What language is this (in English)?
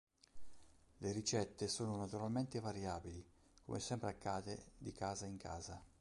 Italian